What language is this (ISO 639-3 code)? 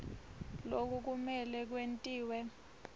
ssw